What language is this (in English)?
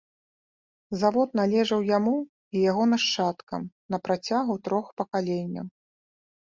Belarusian